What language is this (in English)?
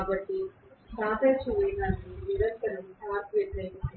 Telugu